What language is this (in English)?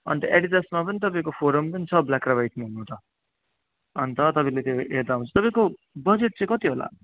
Nepali